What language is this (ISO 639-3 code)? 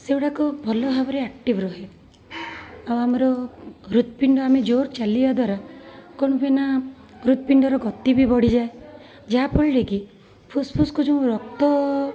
ori